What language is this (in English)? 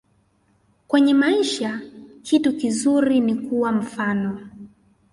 Swahili